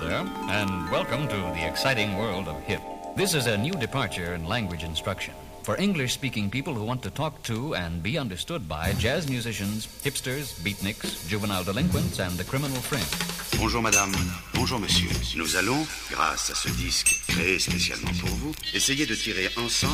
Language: Japanese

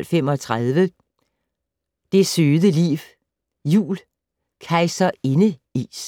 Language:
Danish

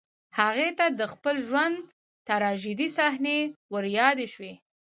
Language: Pashto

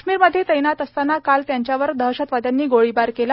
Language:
Marathi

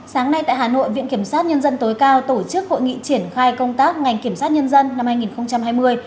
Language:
Vietnamese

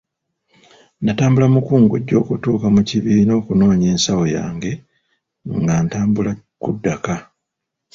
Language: Ganda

